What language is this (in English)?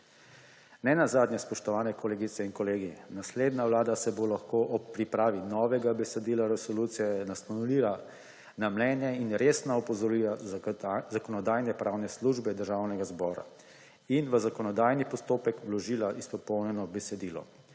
Slovenian